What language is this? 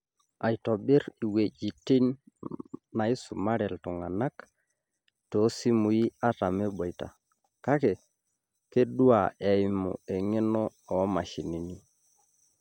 Masai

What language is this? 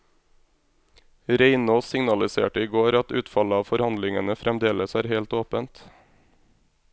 Norwegian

